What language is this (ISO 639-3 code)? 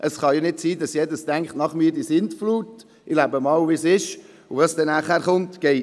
gsw